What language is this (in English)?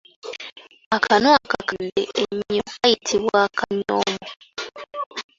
Ganda